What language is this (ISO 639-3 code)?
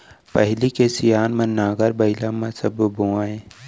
hne